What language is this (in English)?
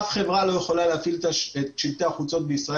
Hebrew